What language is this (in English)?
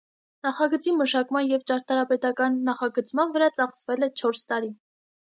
Armenian